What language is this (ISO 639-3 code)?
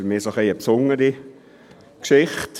gsw